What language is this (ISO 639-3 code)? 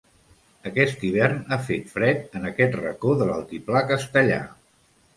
cat